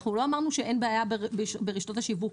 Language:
Hebrew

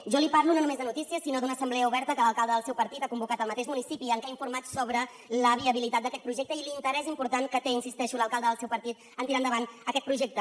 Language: Catalan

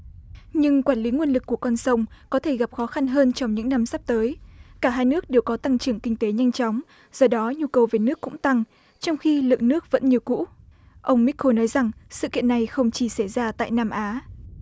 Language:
Vietnamese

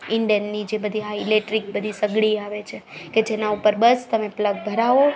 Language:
Gujarati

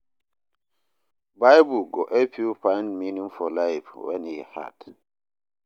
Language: Nigerian Pidgin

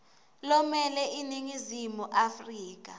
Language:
Swati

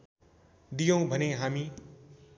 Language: Nepali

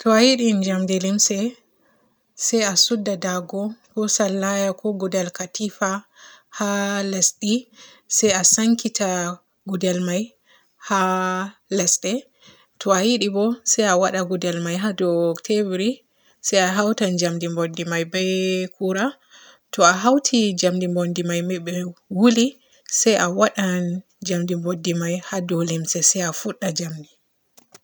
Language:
Borgu Fulfulde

